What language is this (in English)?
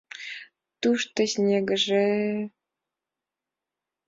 Mari